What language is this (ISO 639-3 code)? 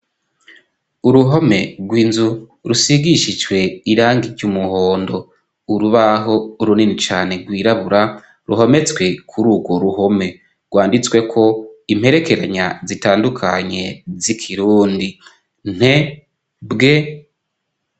run